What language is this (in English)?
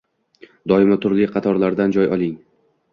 Uzbek